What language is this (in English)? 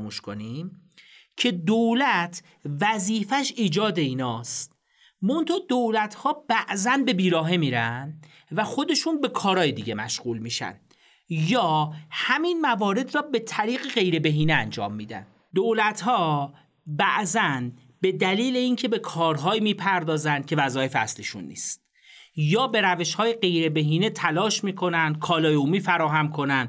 Persian